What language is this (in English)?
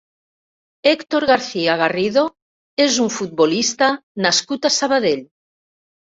Catalan